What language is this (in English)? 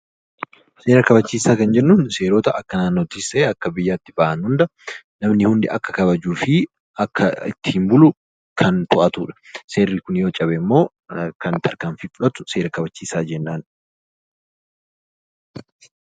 Oromo